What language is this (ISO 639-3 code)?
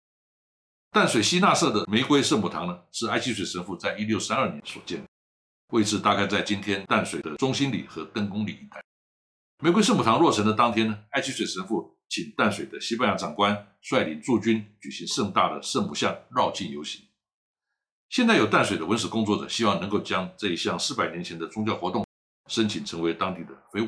zho